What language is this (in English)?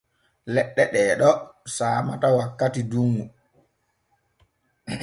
Borgu Fulfulde